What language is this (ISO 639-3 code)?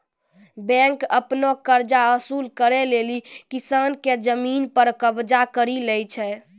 mai